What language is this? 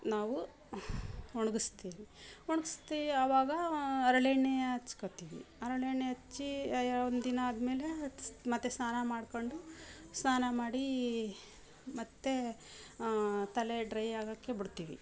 Kannada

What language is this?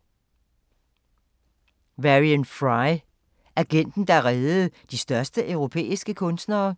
Danish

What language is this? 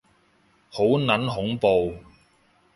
Cantonese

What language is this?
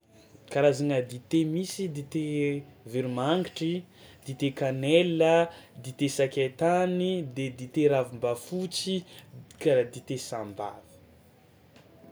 Tsimihety Malagasy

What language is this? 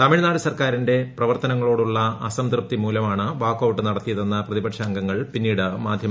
Malayalam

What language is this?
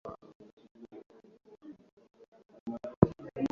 Swahili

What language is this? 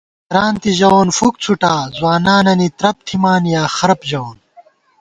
Gawar-Bati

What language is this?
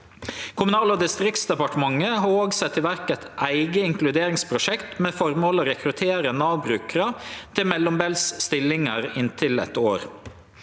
Norwegian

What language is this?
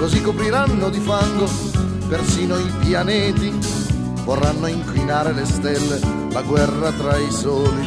Italian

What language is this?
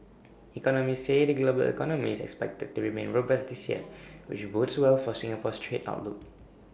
English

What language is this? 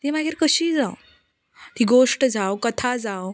Konkani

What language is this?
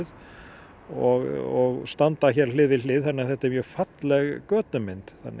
Icelandic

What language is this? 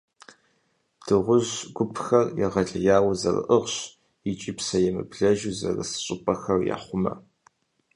Kabardian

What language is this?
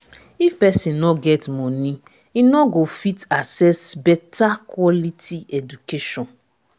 Nigerian Pidgin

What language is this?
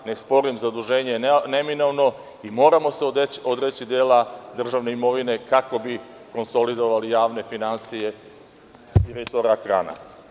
Serbian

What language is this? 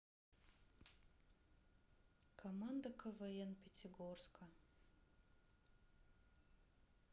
Russian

